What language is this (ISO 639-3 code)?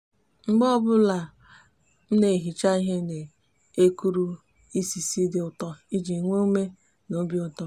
ibo